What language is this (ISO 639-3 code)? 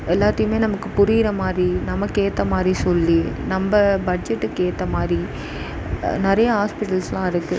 tam